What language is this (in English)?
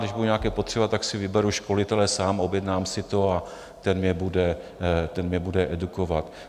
Czech